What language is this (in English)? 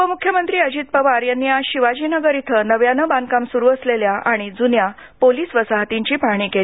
Marathi